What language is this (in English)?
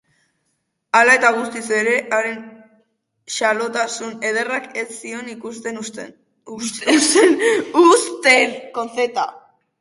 Basque